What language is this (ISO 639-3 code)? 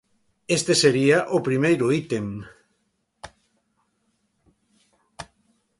glg